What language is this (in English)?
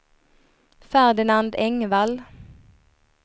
Swedish